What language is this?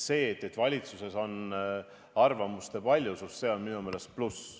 Estonian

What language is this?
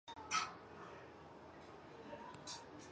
Chinese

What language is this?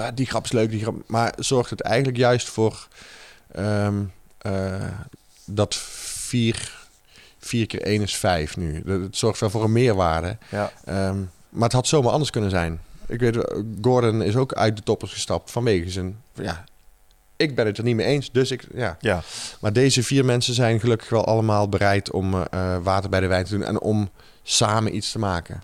Dutch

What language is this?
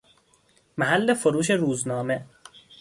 Persian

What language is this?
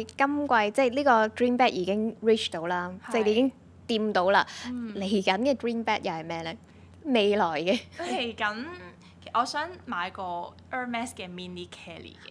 Chinese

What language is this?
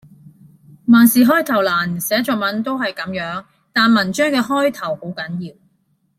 Cantonese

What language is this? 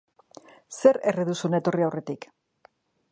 Basque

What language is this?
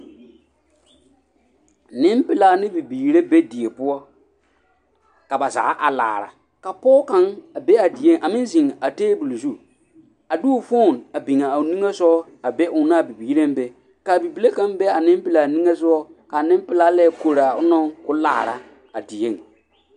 Southern Dagaare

